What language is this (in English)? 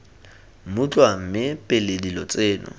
Tswana